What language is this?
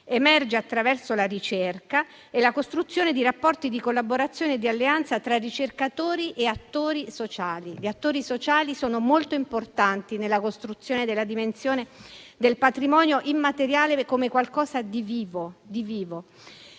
Italian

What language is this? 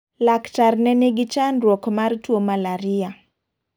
Luo (Kenya and Tanzania)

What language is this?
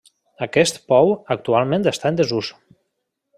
Catalan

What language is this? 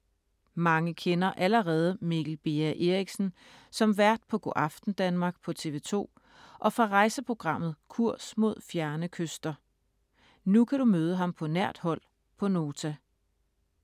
Danish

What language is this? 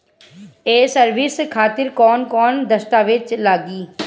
Bhojpuri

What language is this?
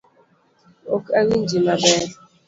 Luo (Kenya and Tanzania)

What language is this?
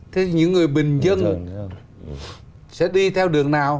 Vietnamese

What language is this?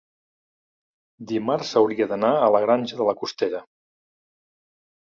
Catalan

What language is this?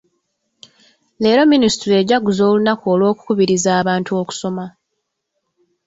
Ganda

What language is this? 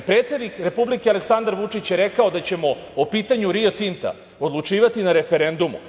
Serbian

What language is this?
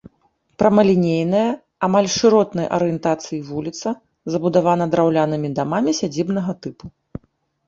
Belarusian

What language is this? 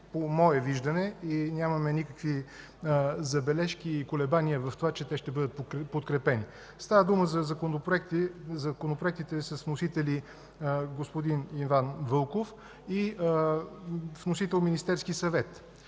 Bulgarian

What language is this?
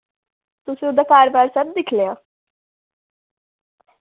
Dogri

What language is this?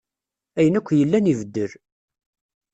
Kabyle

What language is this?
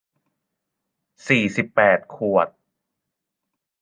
Thai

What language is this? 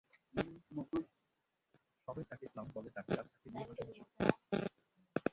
Bangla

